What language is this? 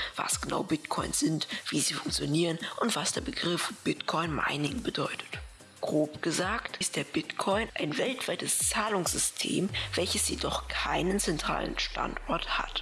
German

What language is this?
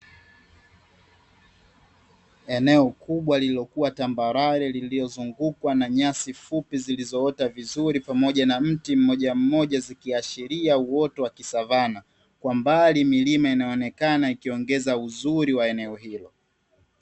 Swahili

